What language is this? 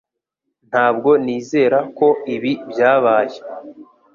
Kinyarwanda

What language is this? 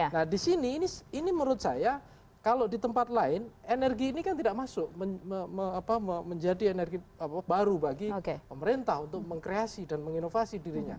Indonesian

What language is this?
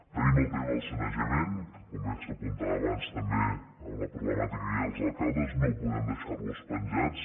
Catalan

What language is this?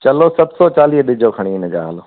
Sindhi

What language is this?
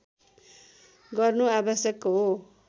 Nepali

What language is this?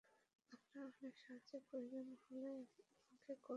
Bangla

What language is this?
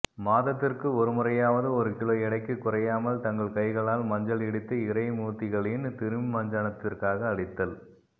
Tamil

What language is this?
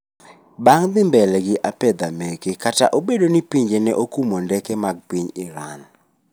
Luo (Kenya and Tanzania)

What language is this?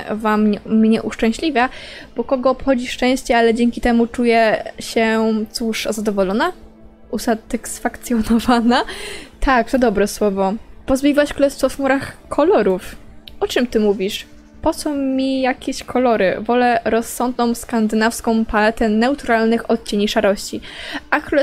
Polish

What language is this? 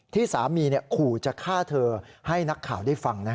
Thai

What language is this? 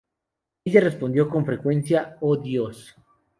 Spanish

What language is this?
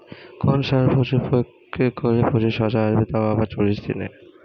Bangla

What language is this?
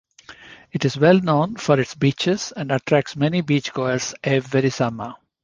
English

